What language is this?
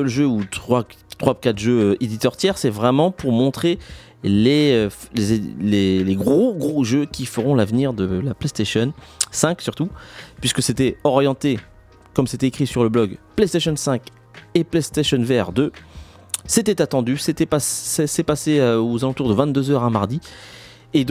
French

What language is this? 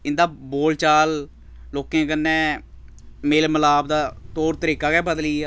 Dogri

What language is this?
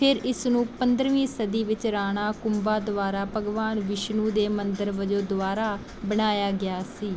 Punjabi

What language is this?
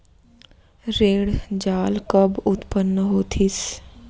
Chhattisgarhi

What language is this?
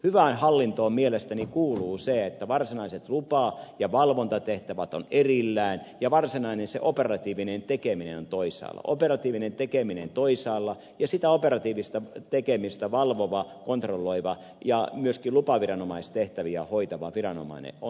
Finnish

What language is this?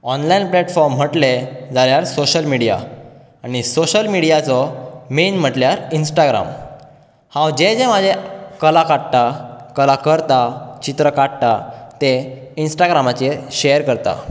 Konkani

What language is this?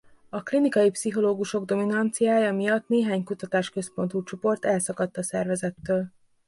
Hungarian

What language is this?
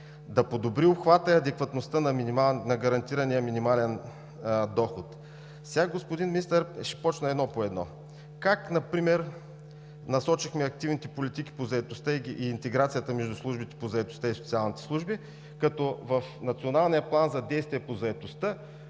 Bulgarian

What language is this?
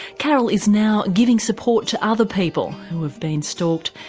English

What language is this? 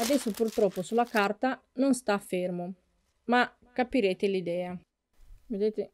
Italian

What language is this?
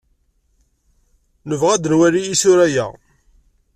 Kabyle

